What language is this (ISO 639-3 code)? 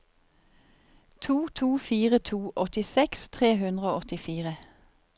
nor